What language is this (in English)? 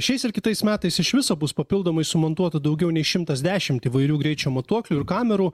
Lithuanian